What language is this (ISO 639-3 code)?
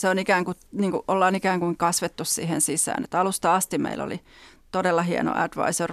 fin